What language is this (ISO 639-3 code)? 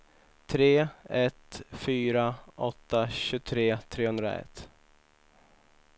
swe